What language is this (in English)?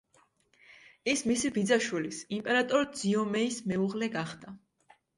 Georgian